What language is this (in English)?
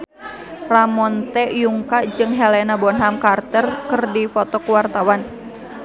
Sundanese